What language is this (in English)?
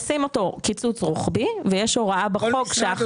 Hebrew